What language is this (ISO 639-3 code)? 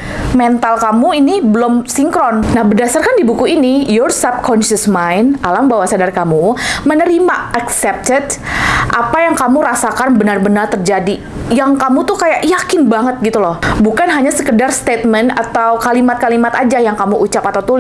ind